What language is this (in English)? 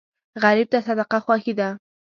Pashto